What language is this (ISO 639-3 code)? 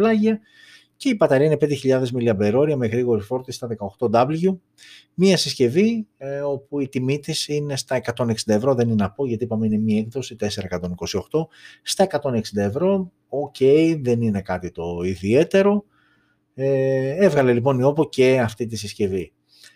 ell